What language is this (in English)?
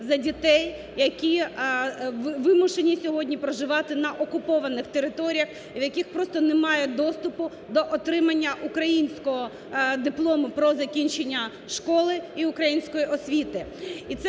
Ukrainian